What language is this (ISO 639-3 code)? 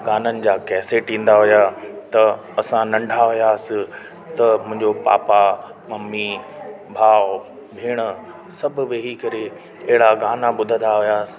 snd